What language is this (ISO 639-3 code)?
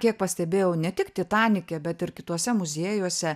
lit